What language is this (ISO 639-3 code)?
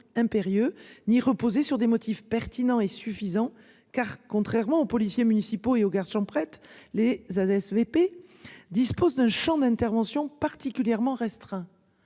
fra